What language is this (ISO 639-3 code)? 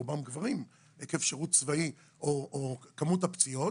heb